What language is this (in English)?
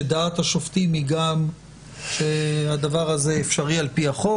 Hebrew